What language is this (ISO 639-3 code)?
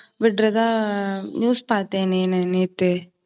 tam